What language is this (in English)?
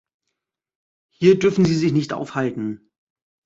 German